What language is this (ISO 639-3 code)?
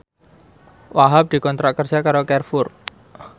jav